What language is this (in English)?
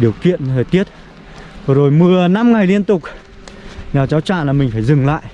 Vietnamese